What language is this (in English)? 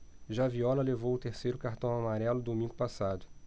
Portuguese